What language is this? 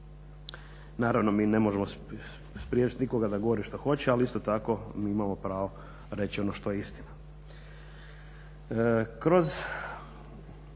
Croatian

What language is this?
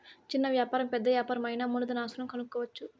Telugu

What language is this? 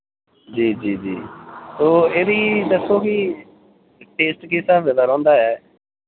Dogri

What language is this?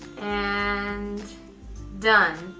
English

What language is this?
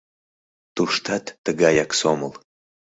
Mari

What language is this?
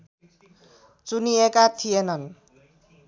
Nepali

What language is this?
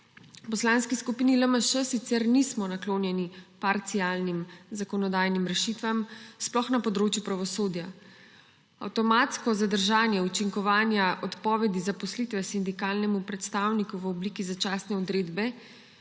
Slovenian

